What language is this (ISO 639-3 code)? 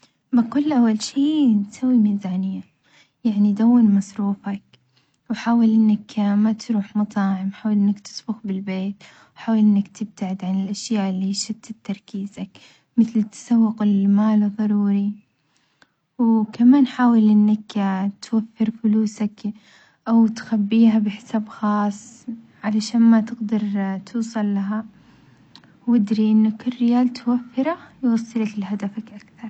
acx